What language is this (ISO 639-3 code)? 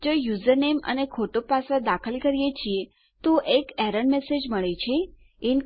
guj